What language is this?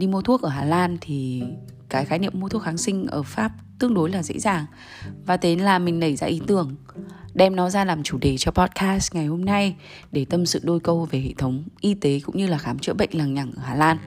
Vietnamese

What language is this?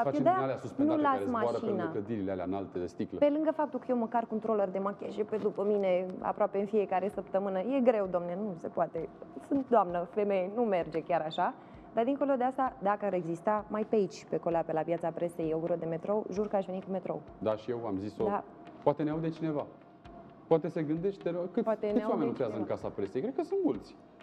Romanian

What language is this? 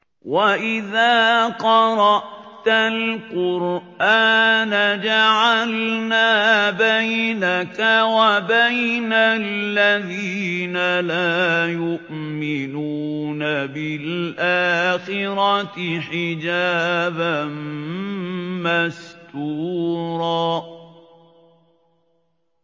Arabic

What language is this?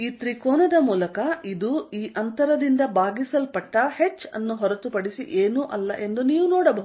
Kannada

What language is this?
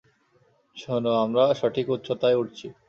Bangla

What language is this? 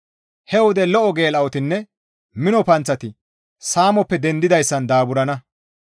Gamo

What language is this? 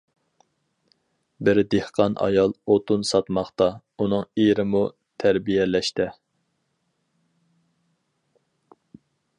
Uyghur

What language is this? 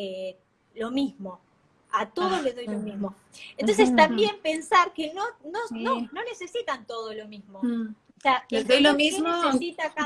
Spanish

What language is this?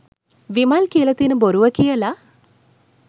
Sinhala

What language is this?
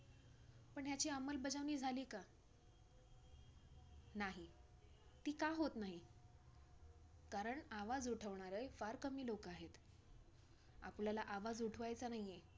Marathi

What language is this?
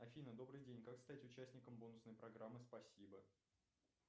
Russian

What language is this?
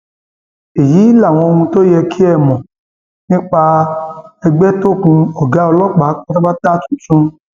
Yoruba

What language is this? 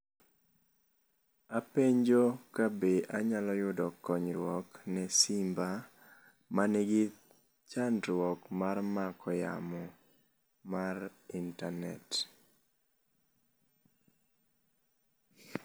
Luo (Kenya and Tanzania)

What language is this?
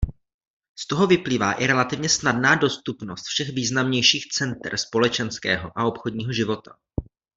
Czech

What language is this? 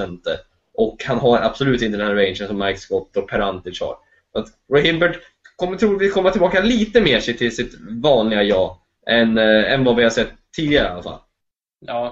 Swedish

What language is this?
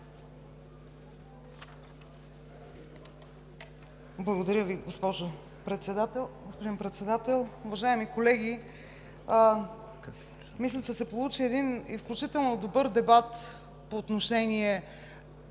Bulgarian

